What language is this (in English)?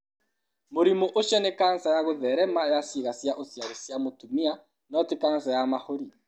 Kikuyu